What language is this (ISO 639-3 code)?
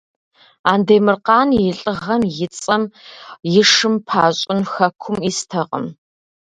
kbd